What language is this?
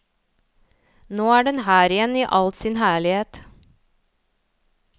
Norwegian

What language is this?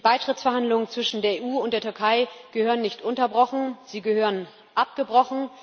German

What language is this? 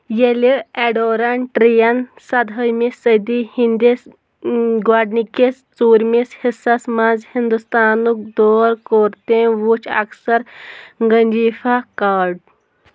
Kashmiri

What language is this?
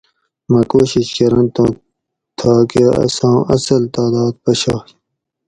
Gawri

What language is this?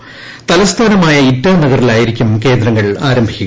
Malayalam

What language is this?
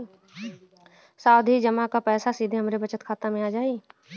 Bhojpuri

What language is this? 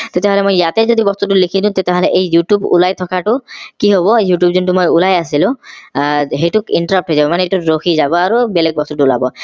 Assamese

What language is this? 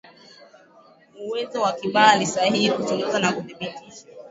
Swahili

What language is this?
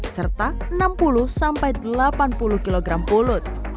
Indonesian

